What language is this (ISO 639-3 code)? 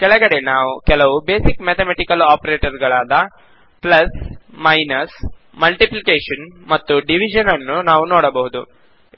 kan